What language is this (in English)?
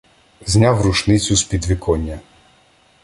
Ukrainian